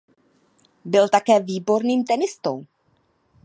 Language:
Czech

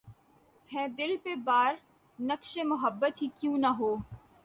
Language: Urdu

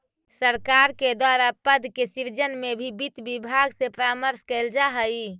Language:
Magahi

